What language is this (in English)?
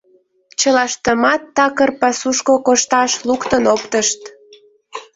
Mari